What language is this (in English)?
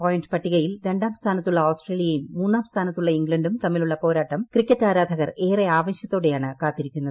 Malayalam